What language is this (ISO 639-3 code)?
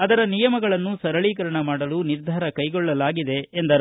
kan